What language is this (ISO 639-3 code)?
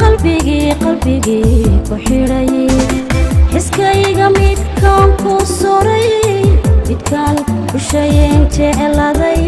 ara